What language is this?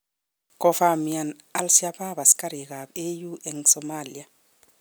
Kalenjin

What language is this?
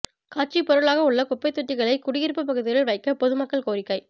Tamil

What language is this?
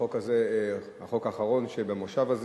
Hebrew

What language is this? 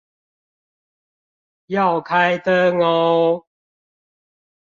Chinese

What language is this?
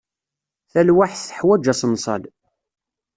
Kabyle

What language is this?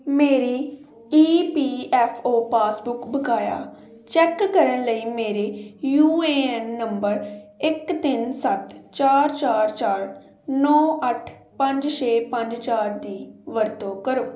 Punjabi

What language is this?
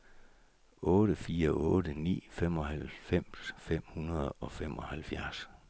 Danish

